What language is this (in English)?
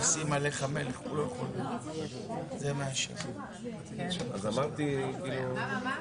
Hebrew